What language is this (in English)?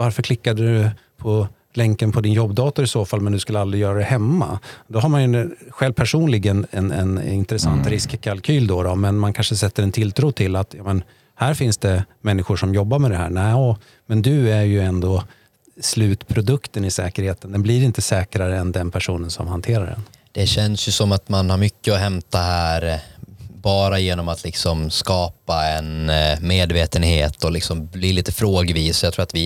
Swedish